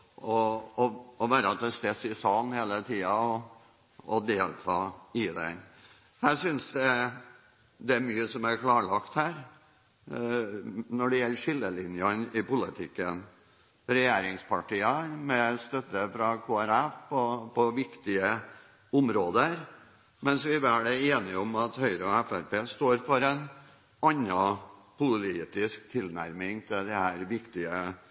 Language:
Norwegian Bokmål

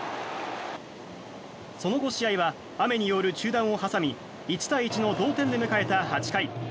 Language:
Japanese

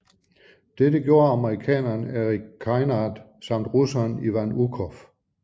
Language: Danish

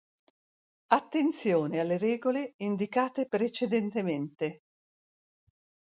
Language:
Italian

